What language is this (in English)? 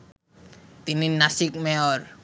Bangla